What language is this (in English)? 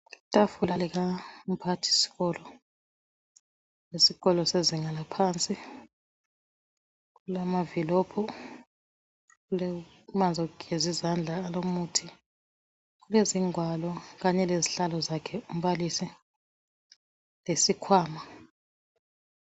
North Ndebele